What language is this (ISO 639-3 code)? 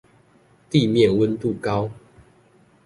zho